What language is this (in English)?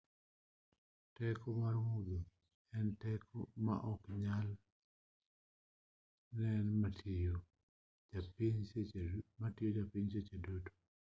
Luo (Kenya and Tanzania)